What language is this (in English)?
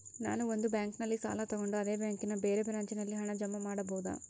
Kannada